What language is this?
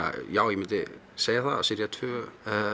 Icelandic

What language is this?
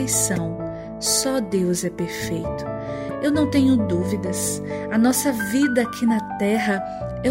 Portuguese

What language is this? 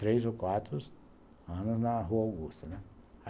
Portuguese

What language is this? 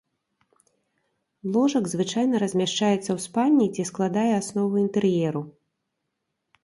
Belarusian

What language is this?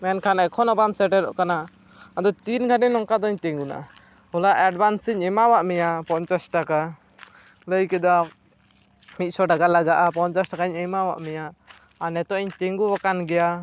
Santali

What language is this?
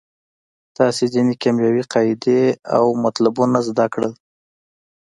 Pashto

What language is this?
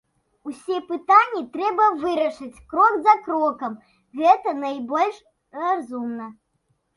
Belarusian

